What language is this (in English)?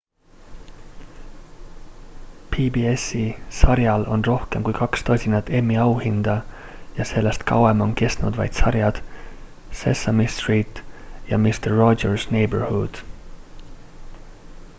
Estonian